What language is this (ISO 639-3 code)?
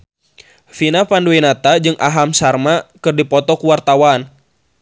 sun